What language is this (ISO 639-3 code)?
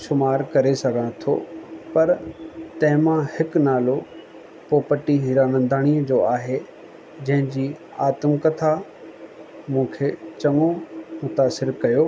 snd